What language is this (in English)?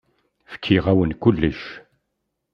Kabyle